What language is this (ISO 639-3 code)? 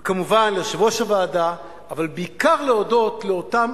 heb